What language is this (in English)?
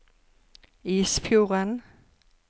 Norwegian